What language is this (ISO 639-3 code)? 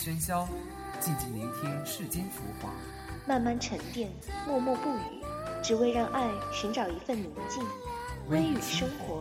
zho